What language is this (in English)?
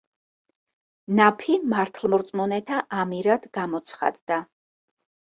Georgian